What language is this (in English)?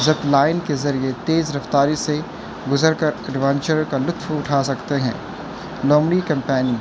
Urdu